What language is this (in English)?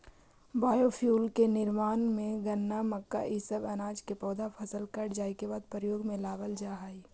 Magahi